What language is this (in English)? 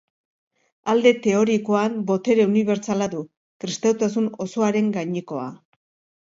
Basque